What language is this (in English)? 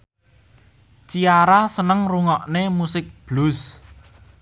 Javanese